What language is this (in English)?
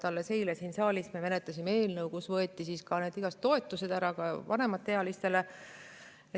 Estonian